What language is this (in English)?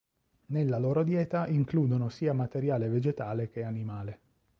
Italian